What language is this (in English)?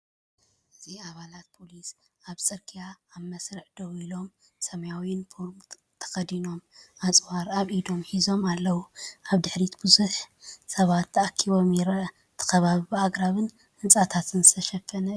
Tigrinya